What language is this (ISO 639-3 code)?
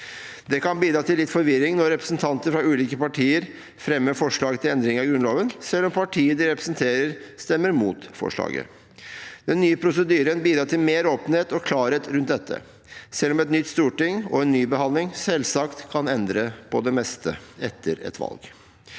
nor